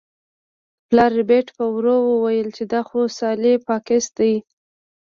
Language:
Pashto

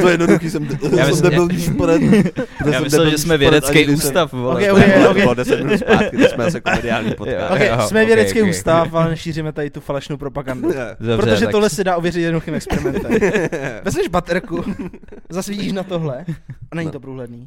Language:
Czech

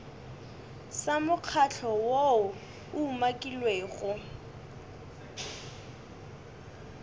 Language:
Northern Sotho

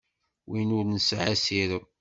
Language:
Kabyle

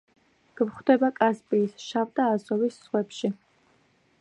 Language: Georgian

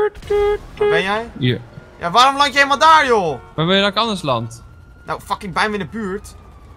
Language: Dutch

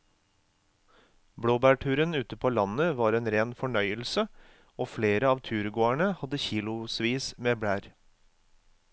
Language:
Norwegian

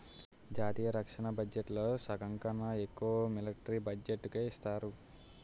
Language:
Telugu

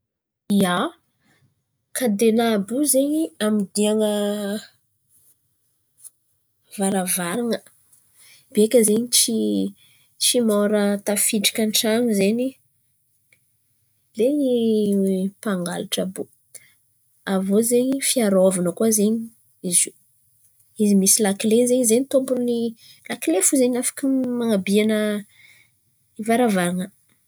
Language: Antankarana Malagasy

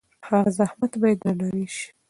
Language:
Pashto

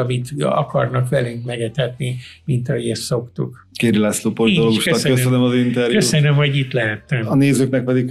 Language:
Hungarian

